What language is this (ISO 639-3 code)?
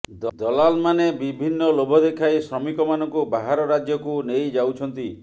ori